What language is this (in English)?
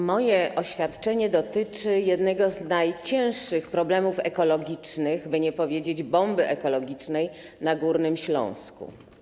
Polish